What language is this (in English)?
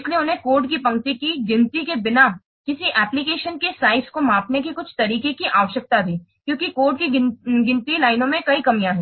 Hindi